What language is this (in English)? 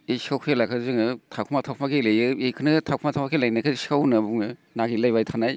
Bodo